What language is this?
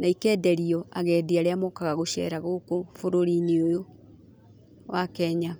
Kikuyu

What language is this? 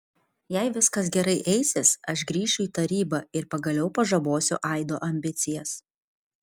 Lithuanian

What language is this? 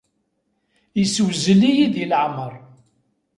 Kabyle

